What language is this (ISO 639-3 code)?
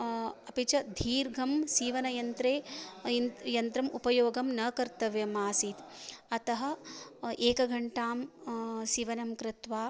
san